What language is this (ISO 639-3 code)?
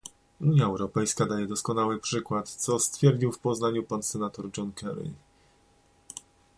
pol